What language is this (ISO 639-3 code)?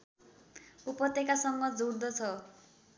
nep